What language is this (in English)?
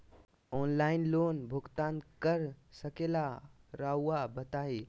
Magahi